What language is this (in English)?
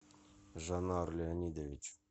Russian